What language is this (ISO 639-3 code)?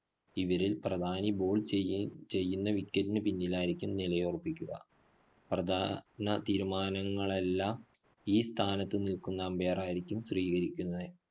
mal